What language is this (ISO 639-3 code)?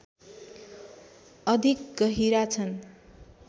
nep